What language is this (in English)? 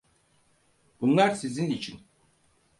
Turkish